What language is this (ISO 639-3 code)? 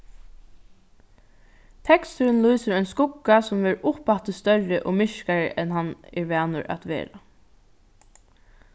fao